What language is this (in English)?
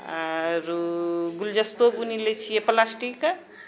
Maithili